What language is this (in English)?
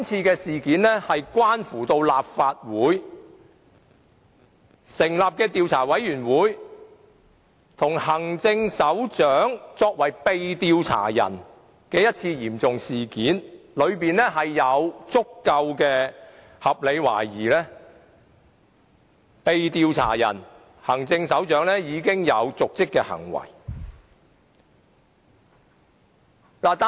Cantonese